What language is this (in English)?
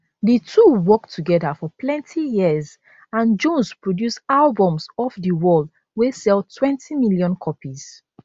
Nigerian Pidgin